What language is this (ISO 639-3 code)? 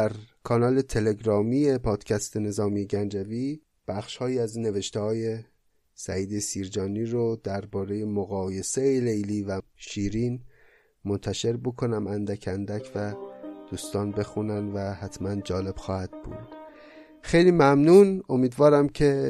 fas